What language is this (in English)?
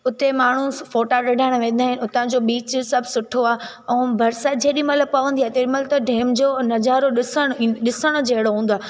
Sindhi